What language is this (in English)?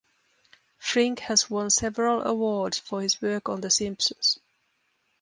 English